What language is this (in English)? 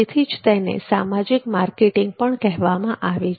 Gujarati